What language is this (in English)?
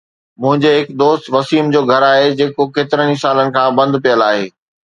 Sindhi